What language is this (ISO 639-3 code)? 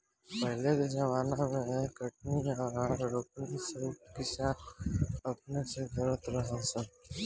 bho